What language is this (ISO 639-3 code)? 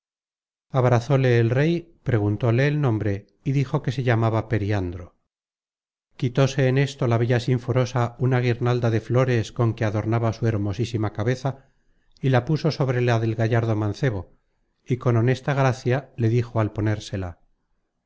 spa